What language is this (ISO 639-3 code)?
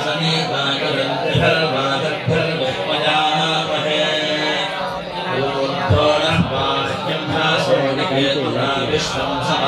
ind